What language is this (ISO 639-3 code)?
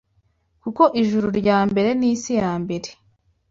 kin